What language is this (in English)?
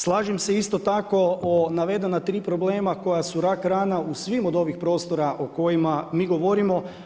Croatian